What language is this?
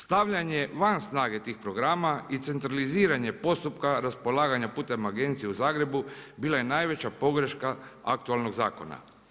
Croatian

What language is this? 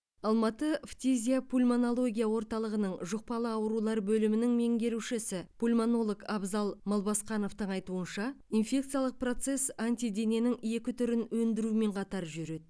Kazakh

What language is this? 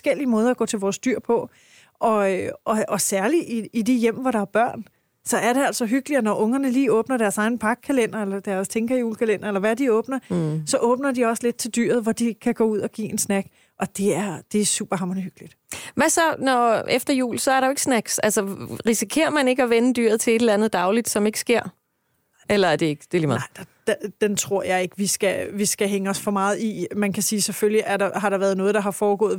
Danish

